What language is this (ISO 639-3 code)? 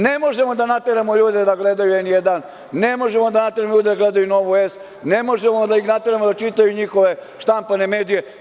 srp